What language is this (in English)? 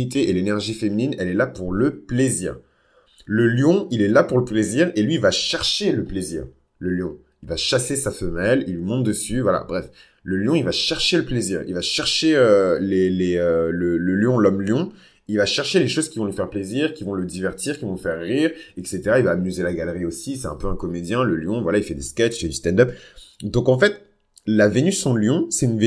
French